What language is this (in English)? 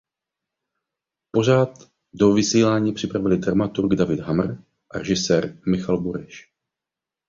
Czech